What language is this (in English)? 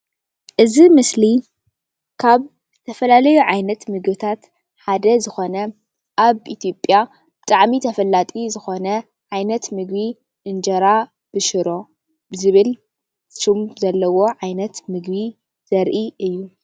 Tigrinya